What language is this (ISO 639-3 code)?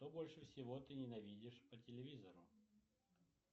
rus